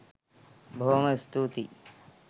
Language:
Sinhala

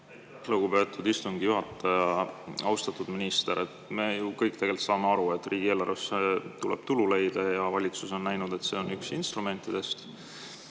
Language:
Estonian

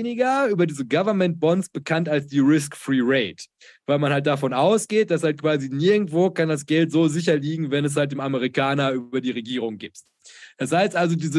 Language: German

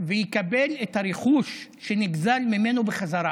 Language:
Hebrew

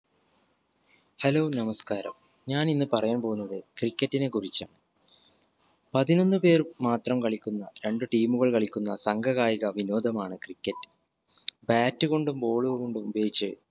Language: Malayalam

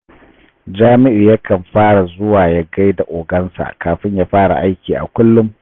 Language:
Hausa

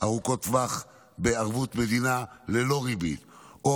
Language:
Hebrew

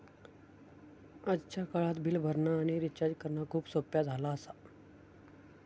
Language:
Marathi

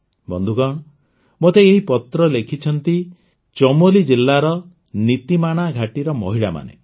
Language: Odia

